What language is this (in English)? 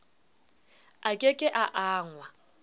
Southern Sotho